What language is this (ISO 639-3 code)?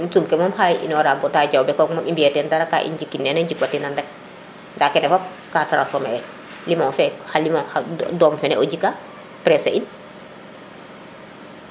srr